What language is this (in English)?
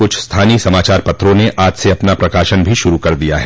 Hindi